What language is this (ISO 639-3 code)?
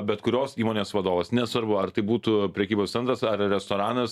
lit